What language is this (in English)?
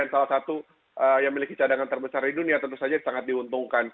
Indonesian